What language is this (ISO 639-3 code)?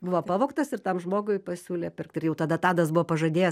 lit